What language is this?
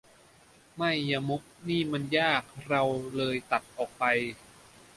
Thai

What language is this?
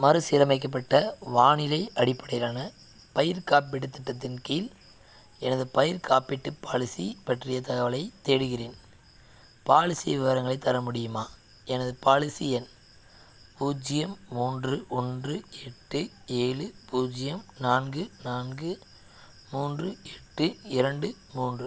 Tamil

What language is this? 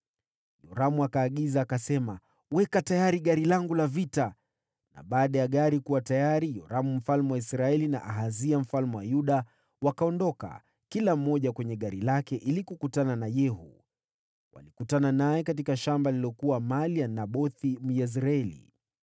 Swahili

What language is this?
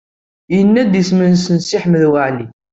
Kabyle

